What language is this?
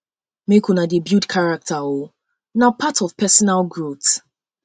Nigerian Pidgin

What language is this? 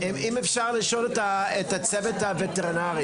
Hebrew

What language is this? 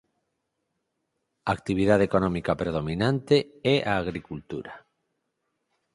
Galician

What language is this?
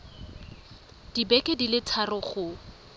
Tswana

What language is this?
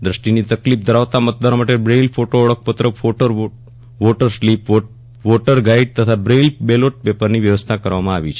Gujarati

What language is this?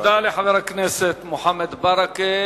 Hebrew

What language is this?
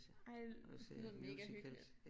Danish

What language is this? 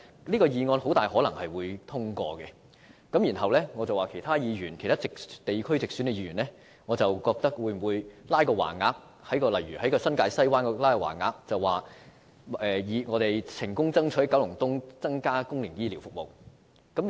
Cantonese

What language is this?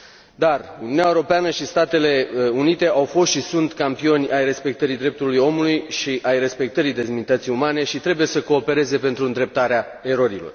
Romanian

